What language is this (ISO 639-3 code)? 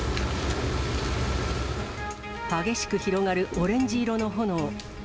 jpn